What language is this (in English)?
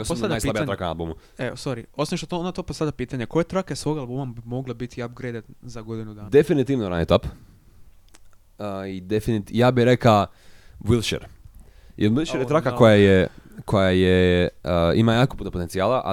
Croatian